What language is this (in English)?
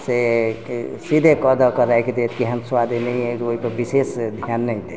Maithili